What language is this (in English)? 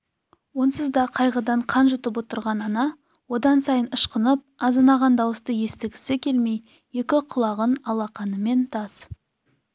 Kazakh